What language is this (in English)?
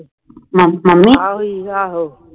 Punjabi